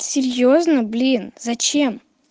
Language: Russian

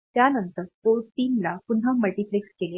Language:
Marathi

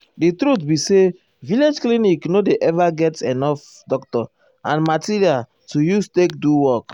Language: Nigerian Pidgin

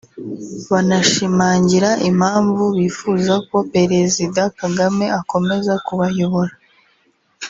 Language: Kinyarwanda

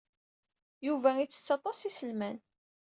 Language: Kabyle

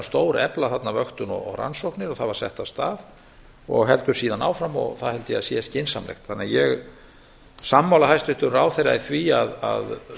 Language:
Icelandic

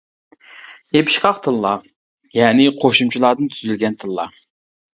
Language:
Uyghur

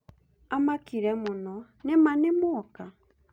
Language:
Kikuyu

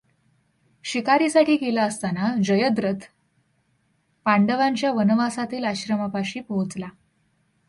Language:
Marathi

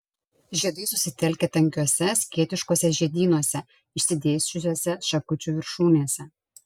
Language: Lithuanian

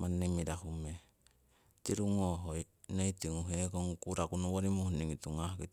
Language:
Siwai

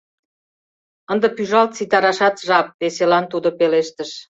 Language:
Mari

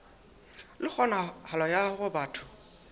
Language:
Southern Sotho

